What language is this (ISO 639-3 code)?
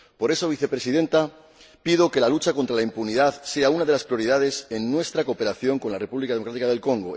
spa